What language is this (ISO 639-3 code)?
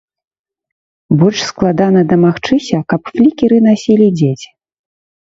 bel